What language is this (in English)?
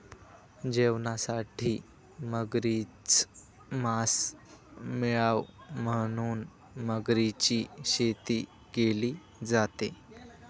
Marathi